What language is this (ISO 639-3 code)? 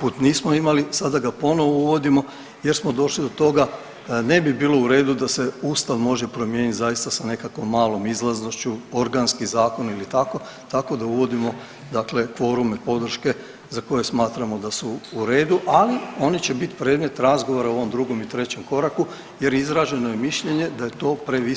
hrv